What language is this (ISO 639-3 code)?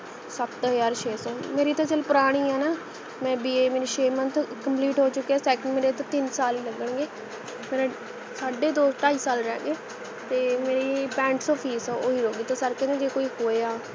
pan